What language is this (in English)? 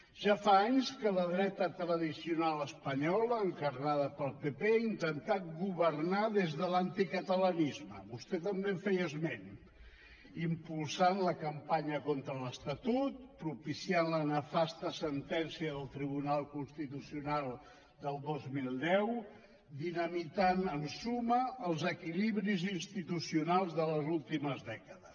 Catalan